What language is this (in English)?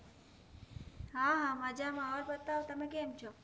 Gujarati